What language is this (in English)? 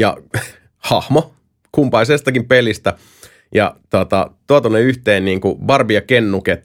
Finnish